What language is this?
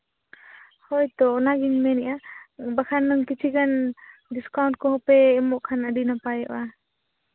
Santali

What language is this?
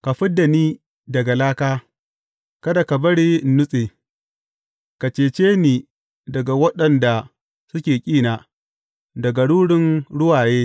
Hausa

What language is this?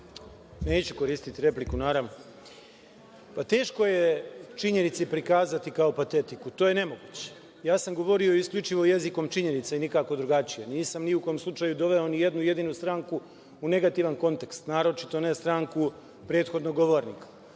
Serbian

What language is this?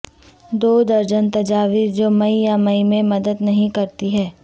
Urdu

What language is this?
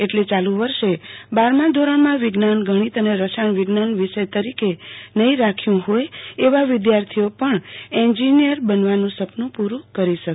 Gujarati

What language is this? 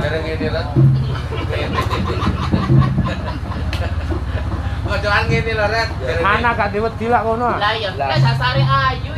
Indonesian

